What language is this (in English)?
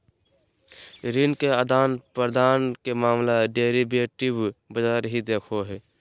Magahi